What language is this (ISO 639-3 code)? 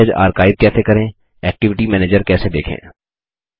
hin